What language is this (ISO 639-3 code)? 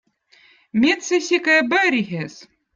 vot